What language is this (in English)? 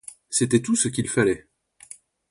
French